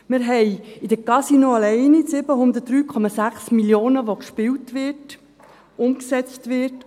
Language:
Swiss German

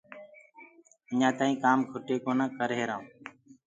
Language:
Gurgula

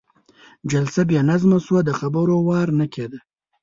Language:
Pashto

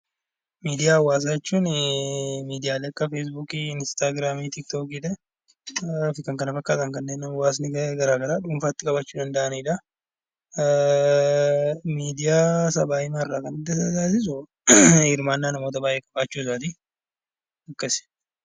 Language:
Oromo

